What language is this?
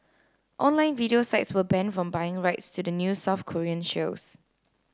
English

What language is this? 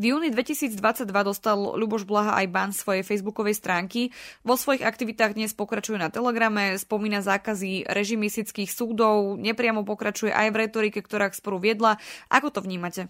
Slovak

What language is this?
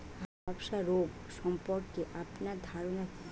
Bangla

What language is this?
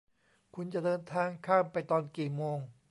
Thai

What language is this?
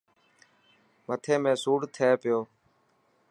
Dhatki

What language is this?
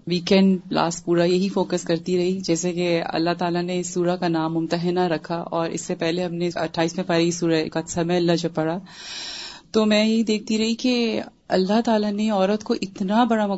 Urdu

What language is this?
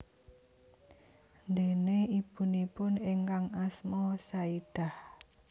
Javanese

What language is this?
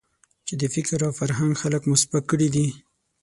Pashto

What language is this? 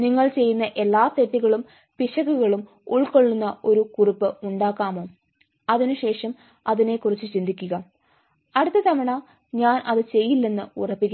Malayalam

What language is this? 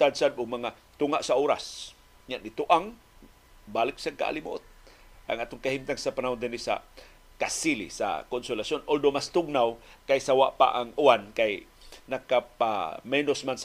Filipino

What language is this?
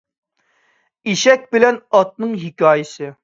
Uyghur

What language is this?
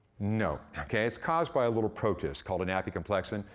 English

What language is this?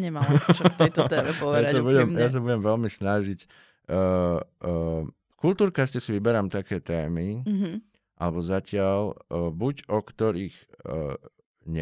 Slovak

